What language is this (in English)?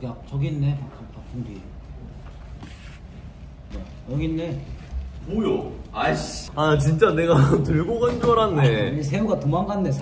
Korean